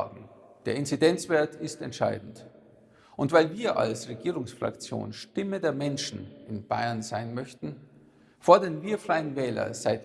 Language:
German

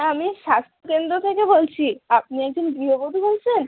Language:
Bangla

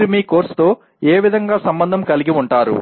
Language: Telugu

